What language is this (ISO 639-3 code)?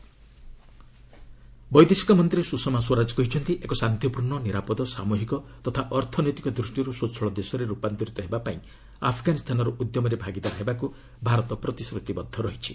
ori